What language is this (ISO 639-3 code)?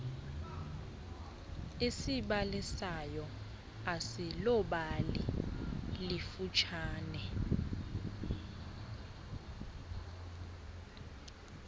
xho